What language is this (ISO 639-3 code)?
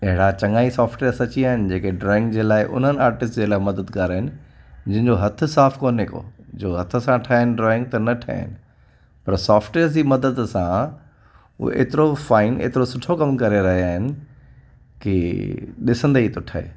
snd